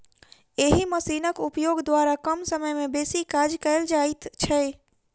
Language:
Maithili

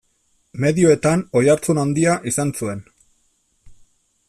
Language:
Basque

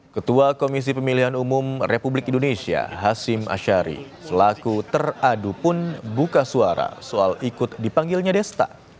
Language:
Indonesian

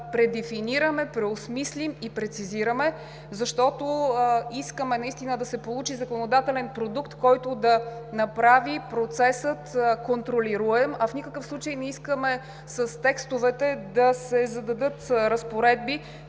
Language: Bulgarian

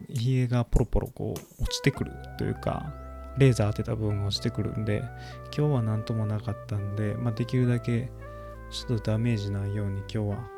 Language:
Japanese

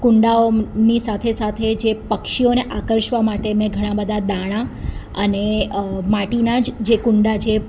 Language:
Gujarati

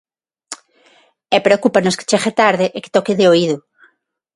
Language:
Galician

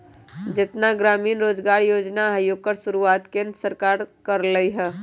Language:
Magahi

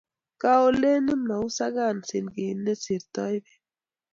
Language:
Kalenjin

